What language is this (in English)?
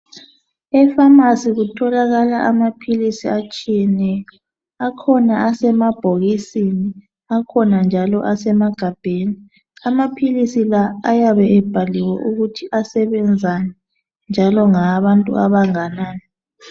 North Ndebele